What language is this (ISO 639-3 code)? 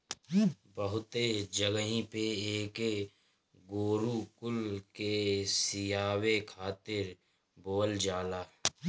bho